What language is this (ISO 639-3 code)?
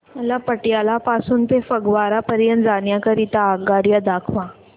mar